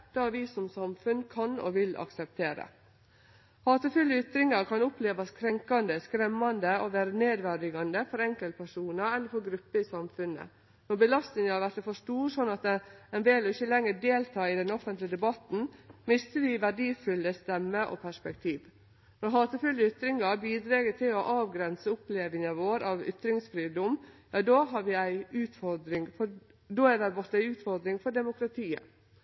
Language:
Norwegian Nynorsk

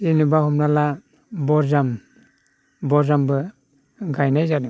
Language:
Bodo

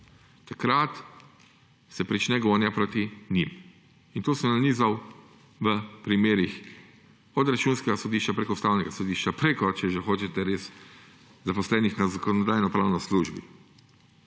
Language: Slovenian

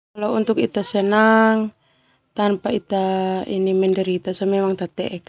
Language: Termanu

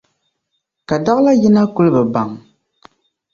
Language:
Dagbani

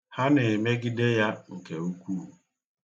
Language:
Igbo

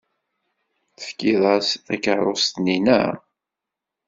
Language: Kabyle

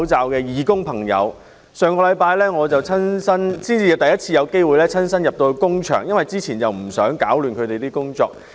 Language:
Cantonese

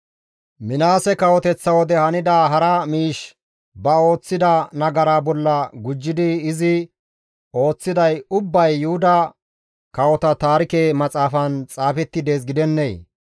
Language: Gamo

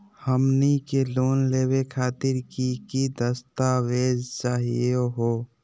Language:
Magahi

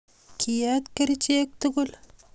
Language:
Kalenjin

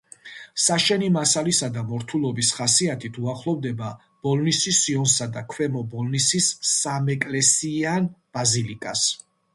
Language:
Georgian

